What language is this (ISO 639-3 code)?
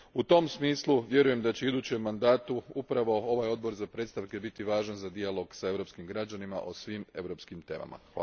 hrv